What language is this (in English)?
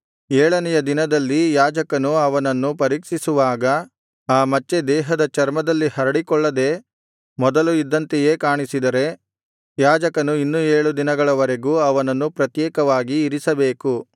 Kannada